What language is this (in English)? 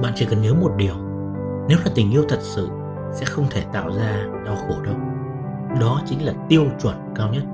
Vietnamese